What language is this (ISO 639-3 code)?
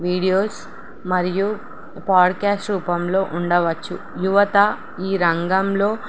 tel